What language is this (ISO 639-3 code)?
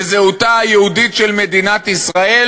heb